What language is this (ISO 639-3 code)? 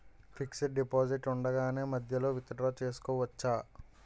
tel